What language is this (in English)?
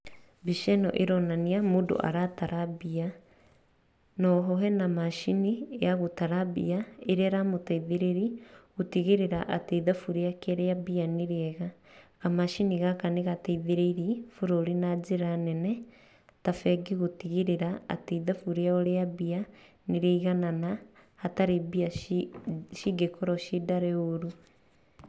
Kikuyu